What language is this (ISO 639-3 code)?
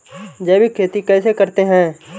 hin